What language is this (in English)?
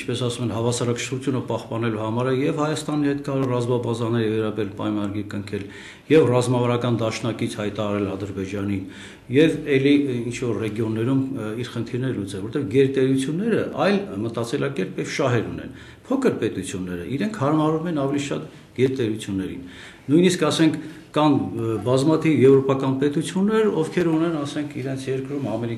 Romanian